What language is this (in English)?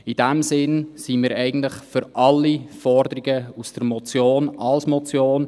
Swiss German